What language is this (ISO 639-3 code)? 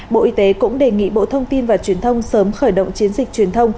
vie